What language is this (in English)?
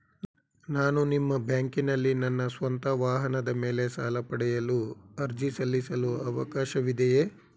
Kannada